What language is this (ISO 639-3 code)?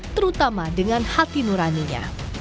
ind